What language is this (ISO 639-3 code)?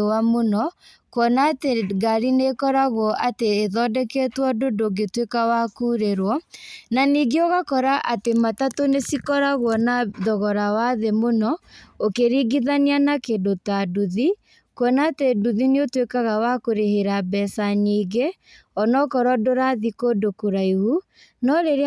kik